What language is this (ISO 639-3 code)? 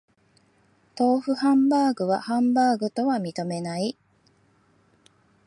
jpn